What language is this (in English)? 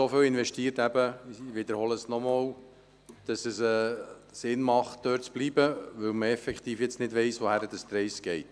Swiss German